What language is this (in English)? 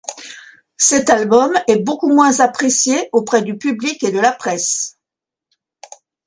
French